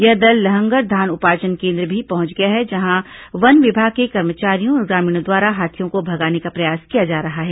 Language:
Hindi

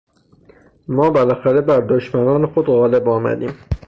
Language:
Persian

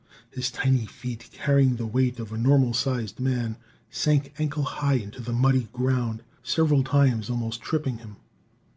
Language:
English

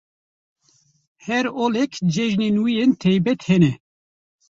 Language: Kurdish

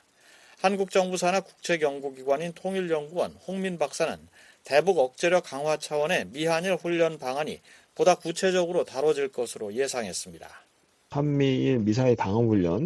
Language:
Korean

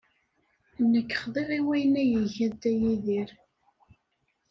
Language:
Kabyle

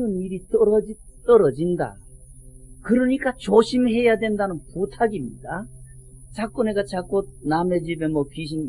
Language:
Korean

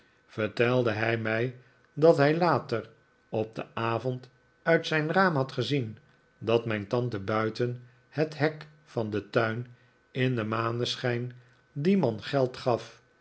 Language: Dutch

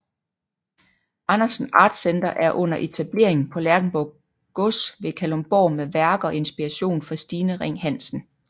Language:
Danish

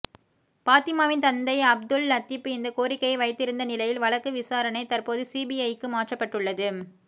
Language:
Tamil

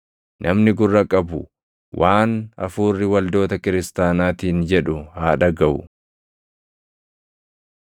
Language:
Oromo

